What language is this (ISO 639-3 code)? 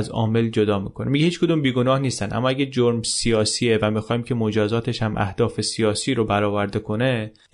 fas